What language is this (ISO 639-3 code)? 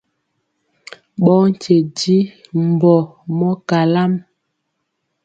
mcx